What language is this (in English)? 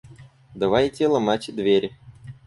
Russian